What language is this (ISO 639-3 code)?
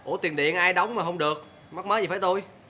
vie